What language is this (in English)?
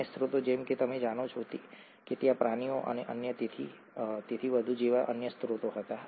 Gujarati